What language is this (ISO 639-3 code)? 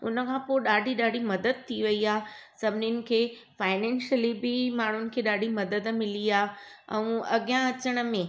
snd